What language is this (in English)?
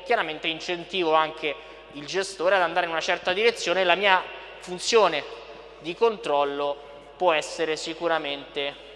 Italian